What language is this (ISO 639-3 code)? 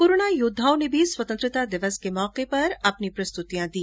hin